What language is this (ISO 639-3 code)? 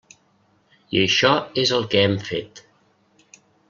cat